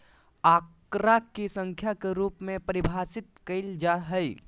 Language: Magahi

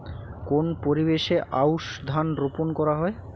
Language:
Bangla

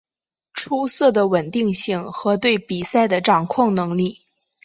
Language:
Chinese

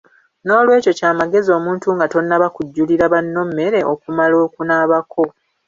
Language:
Ganda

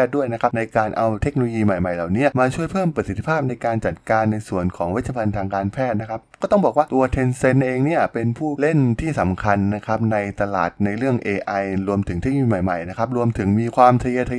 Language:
Thai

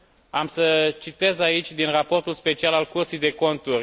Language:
Romanian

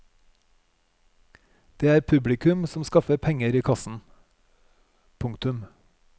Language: Norwegian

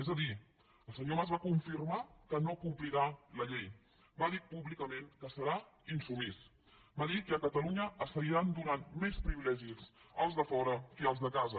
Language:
Catalan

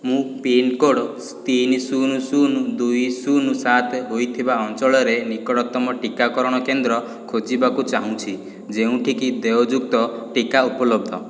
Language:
Odia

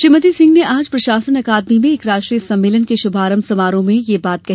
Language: Hindi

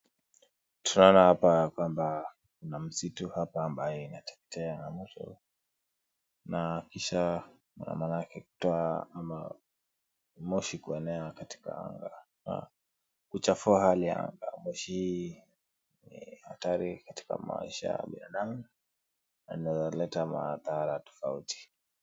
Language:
Swahili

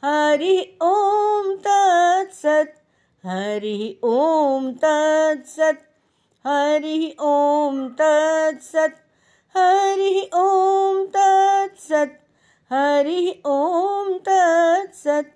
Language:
Hindi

